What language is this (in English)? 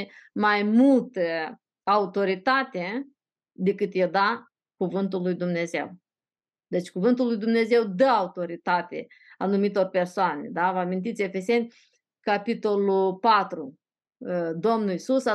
Romanian